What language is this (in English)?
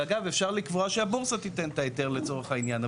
Hebrew